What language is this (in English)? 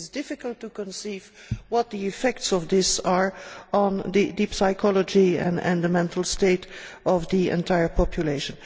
English